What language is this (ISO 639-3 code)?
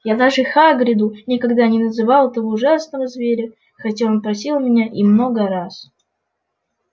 rus